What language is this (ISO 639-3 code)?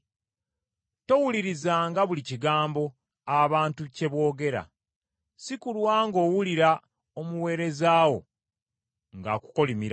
lug